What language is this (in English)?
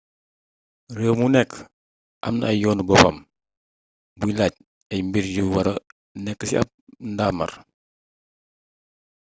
Wolof